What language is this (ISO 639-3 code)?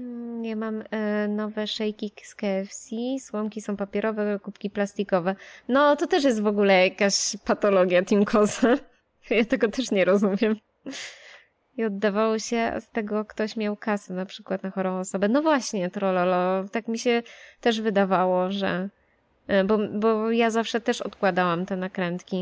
pol